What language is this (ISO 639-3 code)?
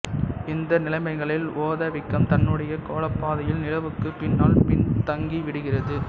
tam